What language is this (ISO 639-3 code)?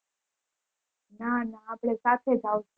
guj